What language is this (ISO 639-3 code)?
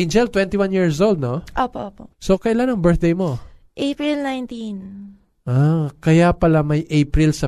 fil